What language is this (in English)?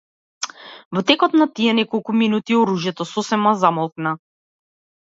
Macedonian